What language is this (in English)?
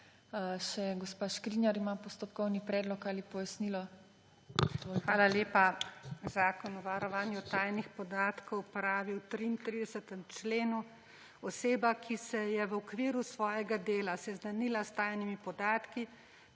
Slovenian